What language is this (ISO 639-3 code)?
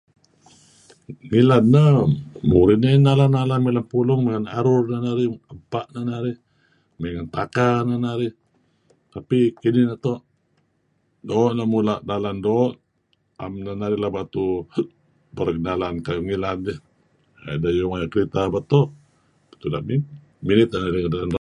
kzi